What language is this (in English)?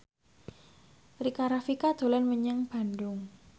Javanese